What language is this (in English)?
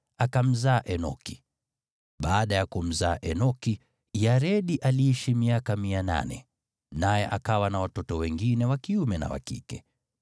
Swahili